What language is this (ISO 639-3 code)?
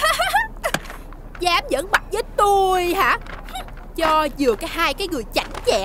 vie